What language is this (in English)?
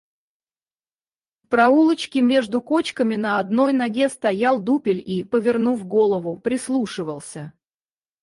Russian